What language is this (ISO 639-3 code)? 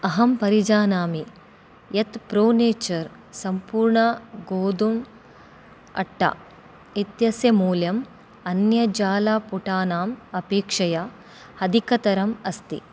san